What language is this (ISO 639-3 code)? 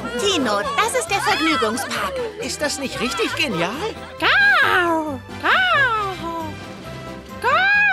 deu